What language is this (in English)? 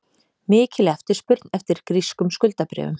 Icelandic